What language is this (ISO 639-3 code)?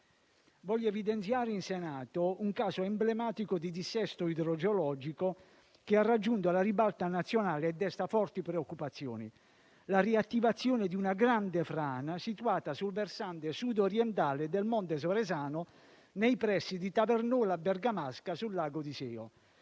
ita